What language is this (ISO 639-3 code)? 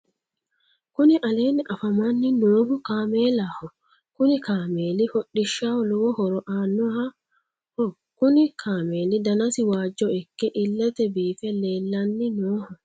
sid